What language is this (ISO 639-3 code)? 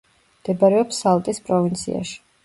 kat